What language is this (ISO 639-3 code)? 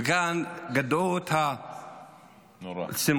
heb